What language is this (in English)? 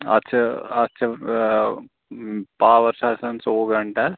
Kashmiri